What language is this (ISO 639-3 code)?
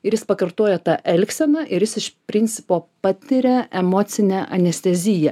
lit